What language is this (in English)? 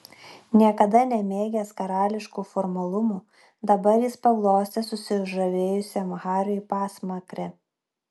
Lithuanian